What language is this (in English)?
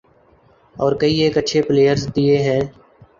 Urdu